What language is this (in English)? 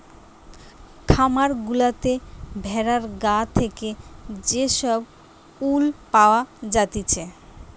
Bangla